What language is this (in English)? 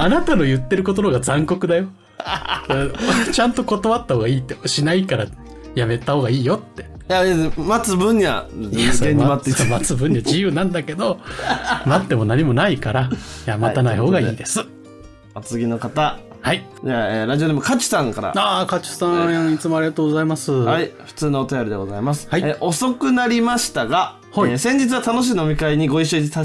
Japanese